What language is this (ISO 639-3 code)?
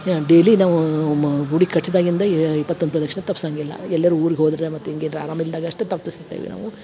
kan